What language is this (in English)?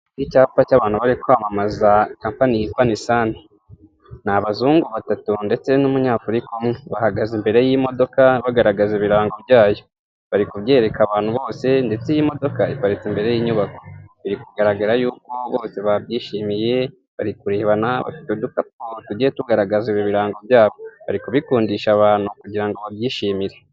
Kinyarwanda